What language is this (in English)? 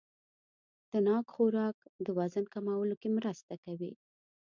Pashto